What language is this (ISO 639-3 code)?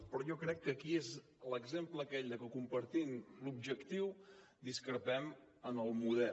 cat